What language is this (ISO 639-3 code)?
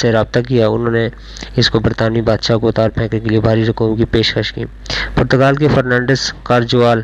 urd